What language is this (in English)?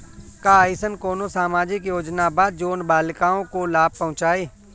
Bhojpuri